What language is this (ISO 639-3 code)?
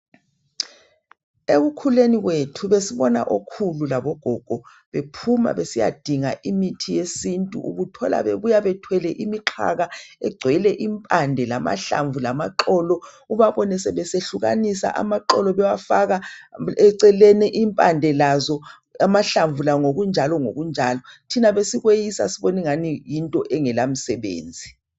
nde